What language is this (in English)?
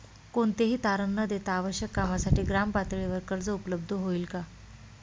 Marathi